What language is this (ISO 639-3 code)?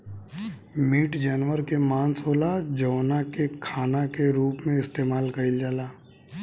bho